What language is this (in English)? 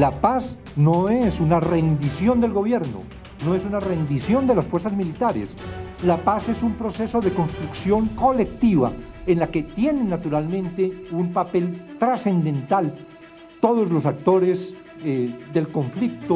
Spanish